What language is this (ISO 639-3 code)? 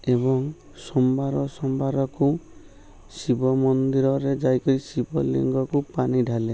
ori